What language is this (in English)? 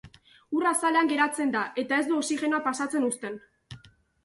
Basque